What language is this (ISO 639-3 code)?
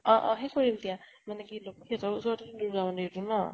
asm